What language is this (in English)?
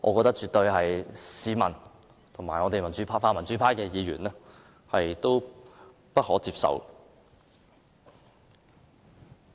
Cantonese